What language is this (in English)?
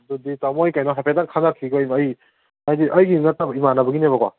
Manipuri